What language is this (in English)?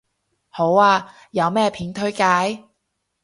Cantonese